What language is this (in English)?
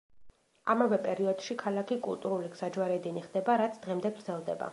Georgian